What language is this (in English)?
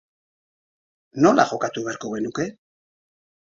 Basque